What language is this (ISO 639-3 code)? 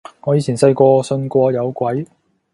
yue